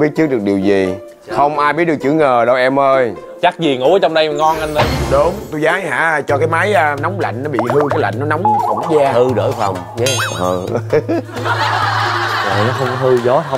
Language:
Vietnamese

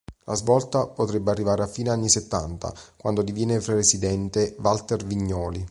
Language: Italian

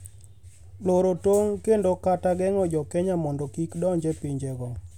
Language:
Luo (Kenya and Tanzania)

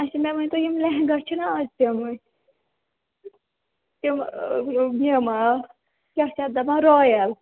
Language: Kashmiri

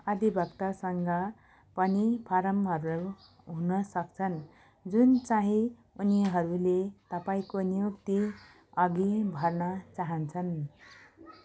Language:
Nepali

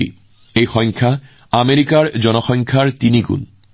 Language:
Assamese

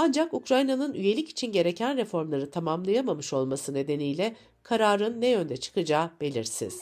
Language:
Turkish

